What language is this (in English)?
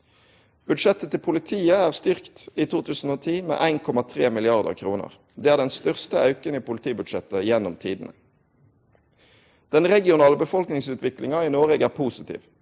Norwegian